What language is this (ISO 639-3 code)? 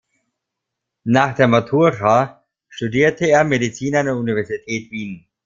deu